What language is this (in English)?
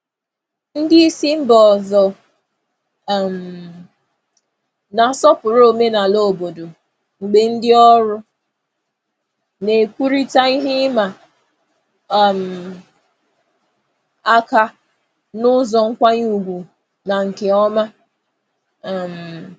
Igbo